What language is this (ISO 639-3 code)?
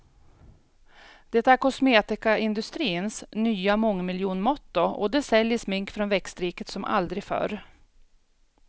swe